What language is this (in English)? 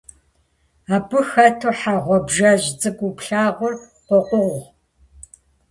Kabardian